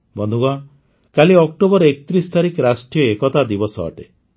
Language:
Odia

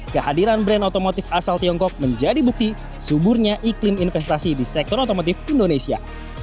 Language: Indonesian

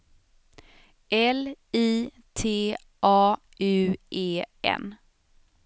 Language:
Swedish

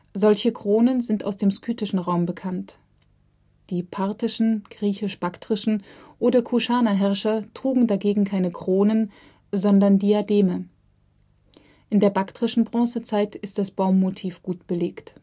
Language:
German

